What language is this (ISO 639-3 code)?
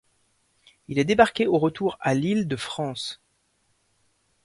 fra